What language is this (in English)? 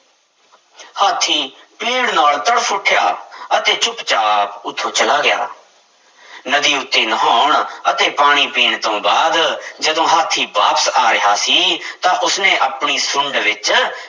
Punjabi